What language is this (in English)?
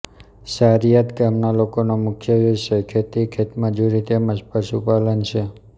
Gujarati